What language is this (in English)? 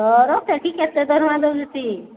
Odia